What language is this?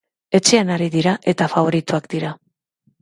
Basque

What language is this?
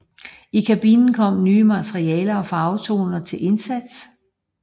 Danish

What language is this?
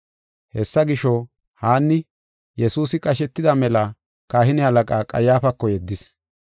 Gofa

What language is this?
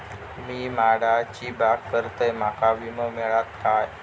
Marathi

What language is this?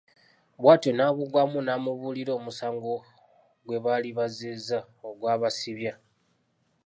Ganda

